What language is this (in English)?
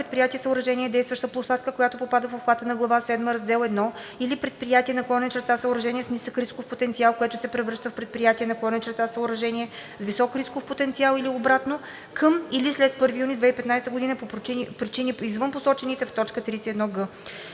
Bulgarian